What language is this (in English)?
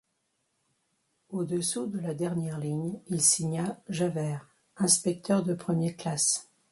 French